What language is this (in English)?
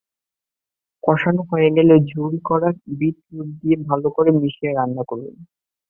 Bangla